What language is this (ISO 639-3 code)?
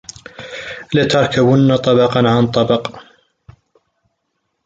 ara